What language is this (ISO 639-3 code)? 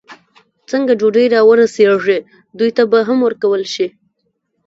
pus